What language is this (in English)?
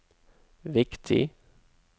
Norwegian